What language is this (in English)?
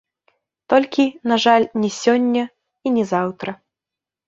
Belarusian